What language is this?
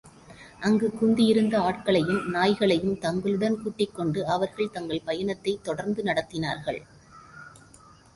Tamil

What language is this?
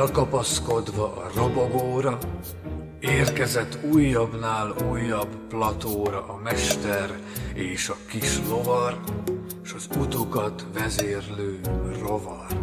Hungarian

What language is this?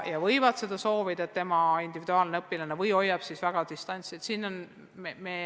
Estonian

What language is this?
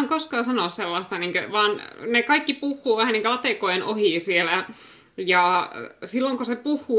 Finnish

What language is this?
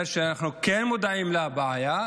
Hebrew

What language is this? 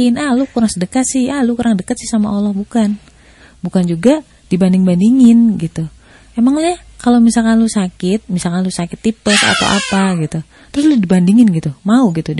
Indonesian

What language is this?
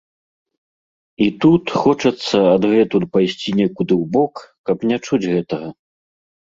Belarusian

